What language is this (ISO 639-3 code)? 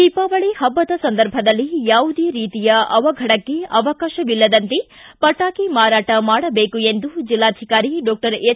kan